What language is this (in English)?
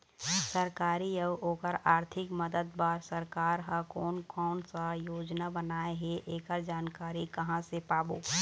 Chhattisgarhi